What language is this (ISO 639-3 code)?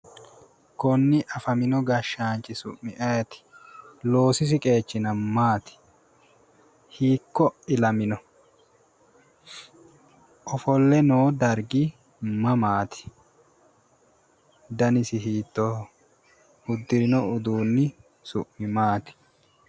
sid